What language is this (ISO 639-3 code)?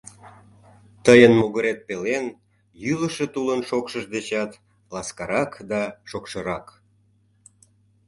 chm